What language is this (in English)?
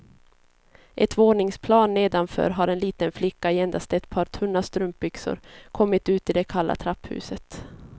Swedish